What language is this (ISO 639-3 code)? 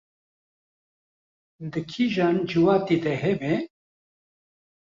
kur